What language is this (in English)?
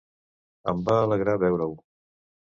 Catalan